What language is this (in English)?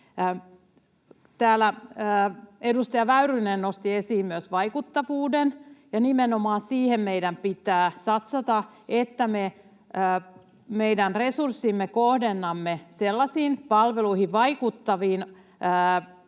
Finnish